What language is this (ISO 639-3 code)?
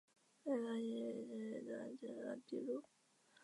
zho